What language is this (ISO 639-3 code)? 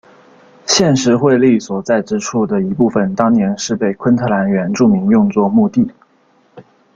zho